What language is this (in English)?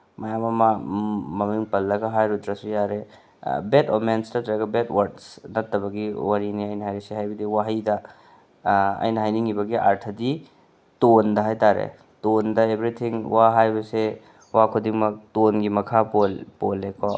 Manipuri